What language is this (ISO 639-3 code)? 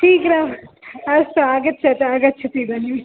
san